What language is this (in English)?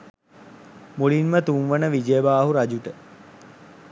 Sinhala